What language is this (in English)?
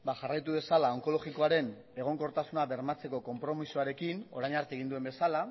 Basque